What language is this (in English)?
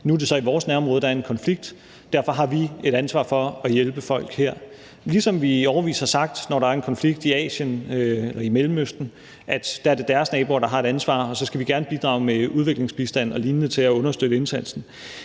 Danish